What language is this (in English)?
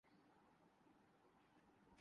Urdu